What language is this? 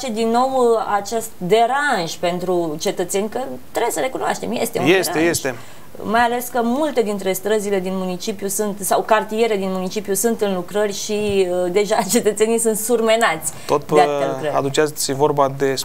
Romanian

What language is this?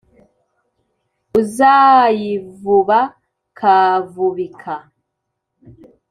Kinyarwanda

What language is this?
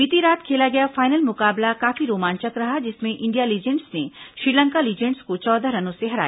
Hindi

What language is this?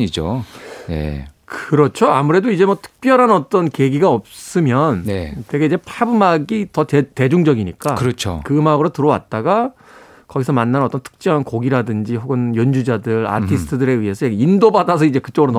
Korean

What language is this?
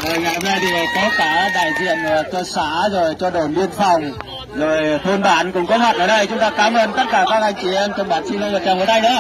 Vietnamese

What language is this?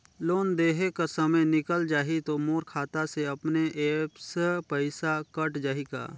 Chhattisgarhi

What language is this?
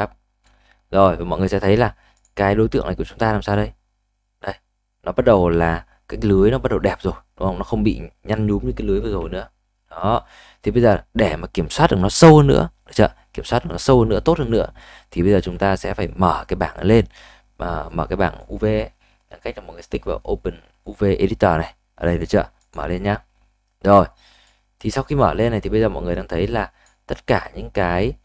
Vietnamese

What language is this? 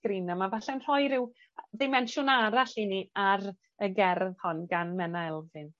Welsh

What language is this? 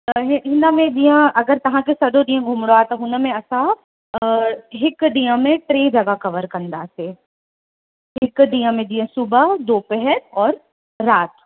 Sindhi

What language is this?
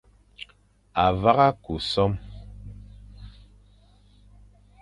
Fang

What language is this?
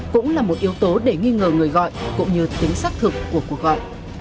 Vietnamese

